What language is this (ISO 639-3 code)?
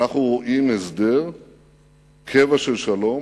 heb